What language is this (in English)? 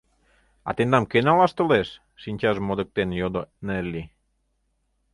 Mari